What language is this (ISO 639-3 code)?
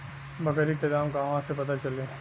bho